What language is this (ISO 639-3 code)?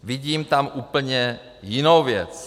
ces